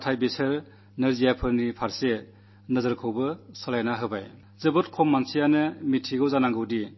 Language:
Malayalam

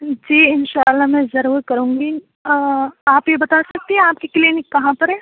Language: Urdu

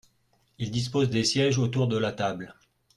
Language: French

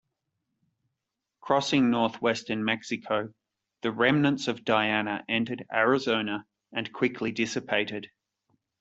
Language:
English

